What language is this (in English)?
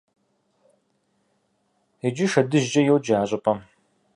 Kabardian